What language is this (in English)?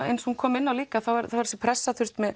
Icelandic